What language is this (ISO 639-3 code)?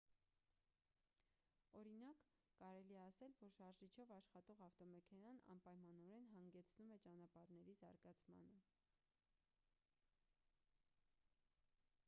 hye